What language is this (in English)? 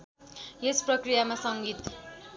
Nepali